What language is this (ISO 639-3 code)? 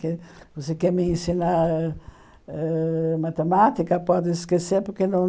por